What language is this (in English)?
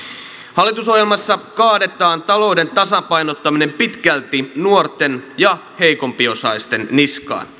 Finnish